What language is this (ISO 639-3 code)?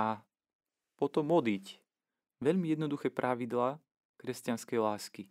slk